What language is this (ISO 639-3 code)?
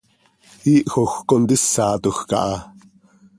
sei